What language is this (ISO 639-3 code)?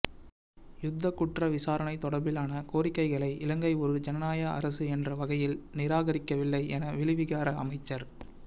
tam